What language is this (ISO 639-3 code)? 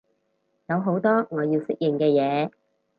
yue